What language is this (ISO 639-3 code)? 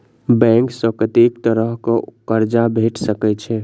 mai